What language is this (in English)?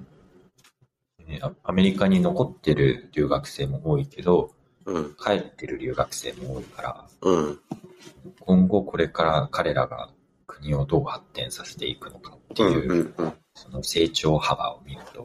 Japanese